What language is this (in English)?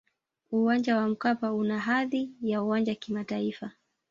Swahili